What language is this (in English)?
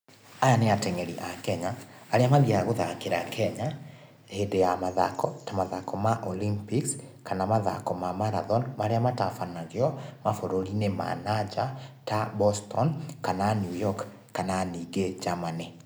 Kikuyu